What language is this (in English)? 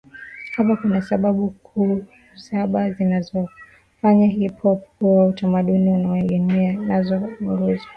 Swahili